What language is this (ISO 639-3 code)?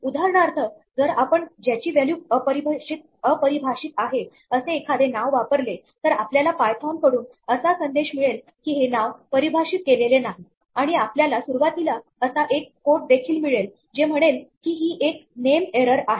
mar